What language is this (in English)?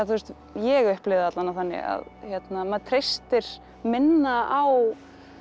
Icelandic